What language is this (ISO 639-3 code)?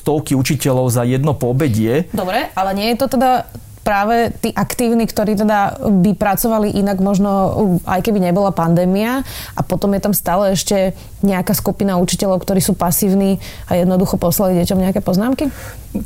slk